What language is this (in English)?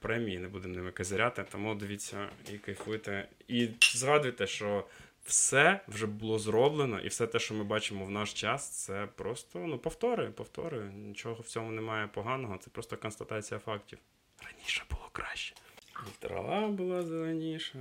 Ukrainian